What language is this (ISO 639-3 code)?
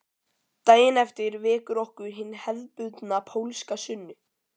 isl